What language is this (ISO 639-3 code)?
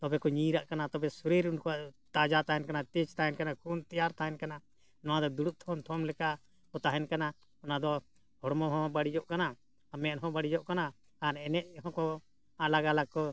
sat